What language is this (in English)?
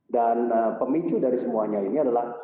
Indonesian